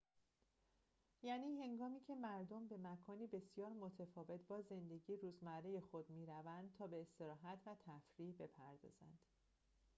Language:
Persian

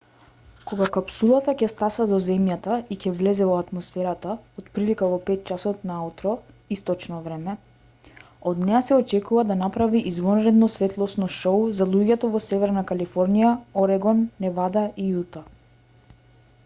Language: Macedonian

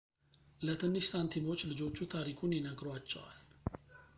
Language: Amharic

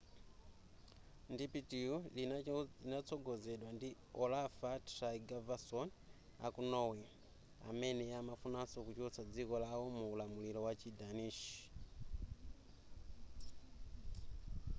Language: Nyanja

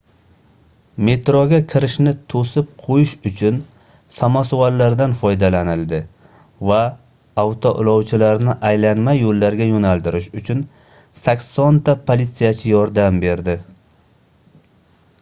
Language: Uzbek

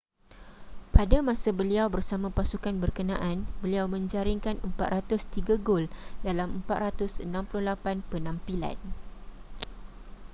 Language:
Malay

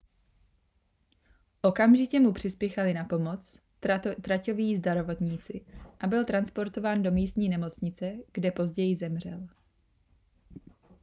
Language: Czech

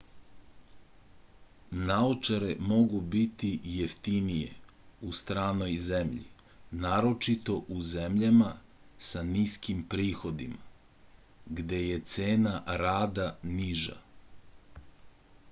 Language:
Serbian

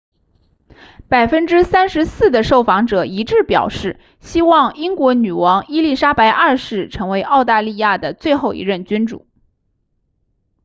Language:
Chinese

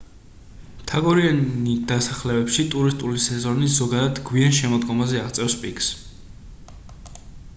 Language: Georgian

